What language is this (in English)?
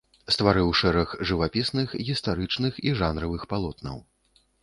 Belarusian